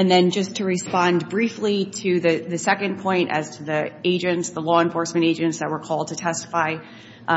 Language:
English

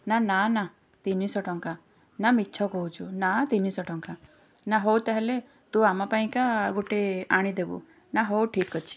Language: Odia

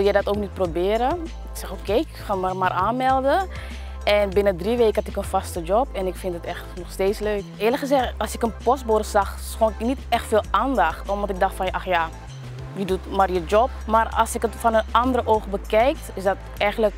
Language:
Dutch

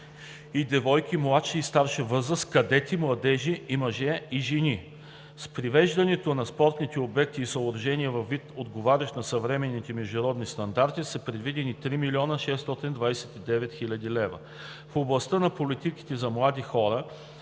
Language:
Bulgarian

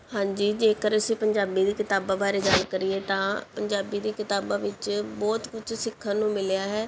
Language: Punjabi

